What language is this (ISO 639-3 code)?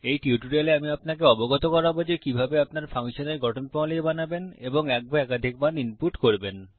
ben